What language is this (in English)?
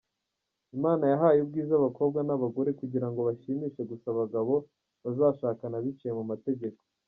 Kinyarwanda